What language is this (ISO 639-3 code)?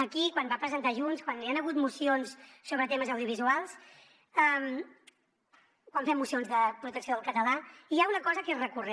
cat